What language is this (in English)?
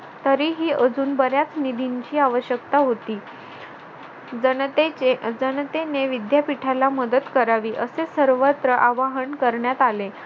Marathi